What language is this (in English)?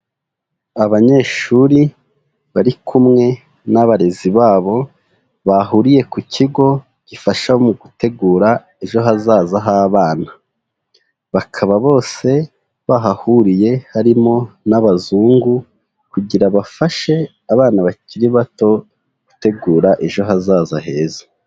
Kinyarwanda